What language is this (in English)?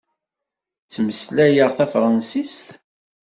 Kabyle